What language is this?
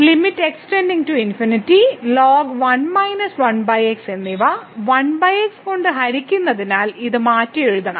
Malayalam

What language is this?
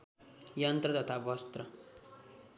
Nepali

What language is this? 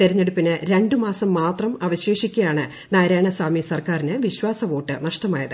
Malayalam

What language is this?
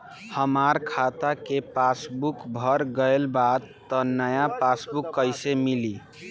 Bhojpuri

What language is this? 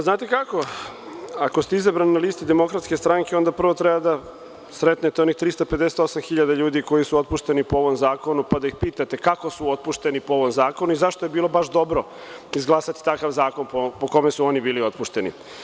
Serbian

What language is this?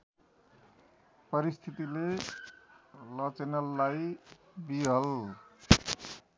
Nepali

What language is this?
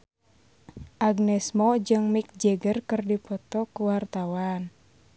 Sundanese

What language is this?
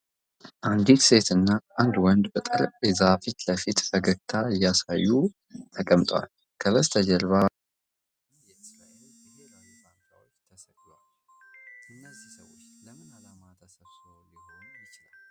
Amharic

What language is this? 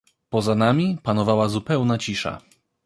Polish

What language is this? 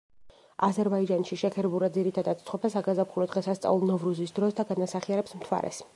Georgian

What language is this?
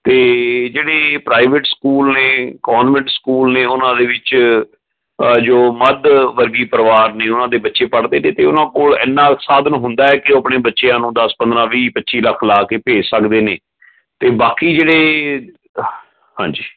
Punjabi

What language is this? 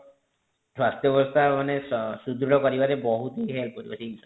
Odia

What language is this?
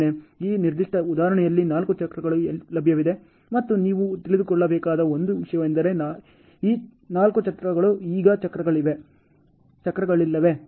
Kannada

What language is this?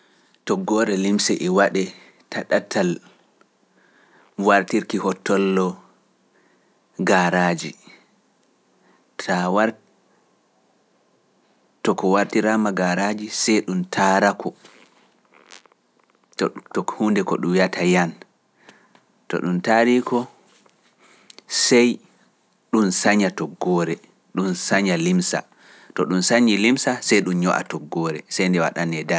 Pular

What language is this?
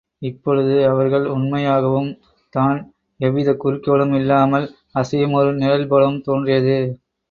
Tamil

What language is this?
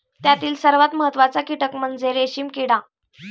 Marathi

